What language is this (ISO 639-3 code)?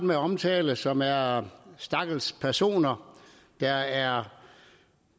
dan